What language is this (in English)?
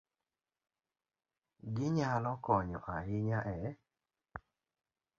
Luo (Kenya and Tanzania)